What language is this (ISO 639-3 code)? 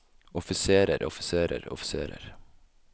nor